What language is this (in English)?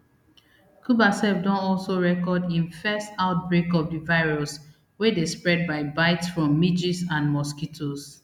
Nigerian Pidgin